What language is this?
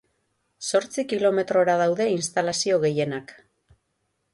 Basque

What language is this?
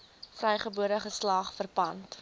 Afrikaans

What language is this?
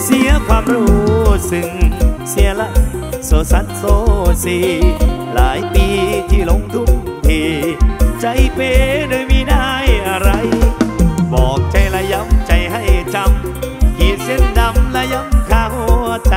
Thai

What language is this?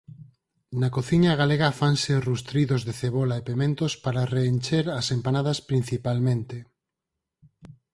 Galician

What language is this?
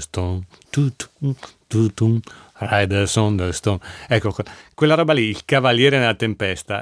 Italian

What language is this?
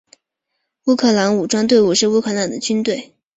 Chinese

